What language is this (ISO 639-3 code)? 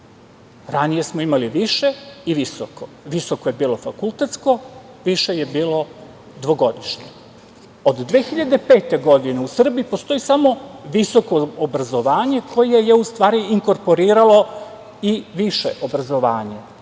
srp